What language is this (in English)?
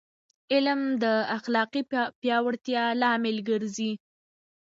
Pashto